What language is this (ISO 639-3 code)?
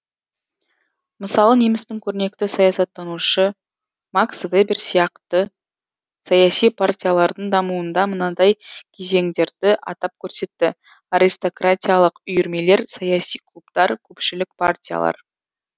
kaz